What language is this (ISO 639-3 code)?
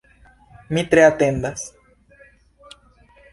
epo